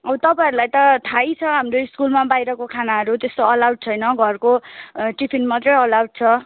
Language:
Nepali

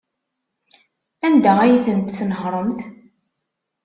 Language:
Kabyle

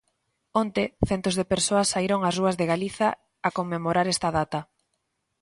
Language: Galician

